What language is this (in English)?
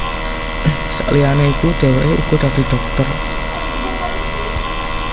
Javanese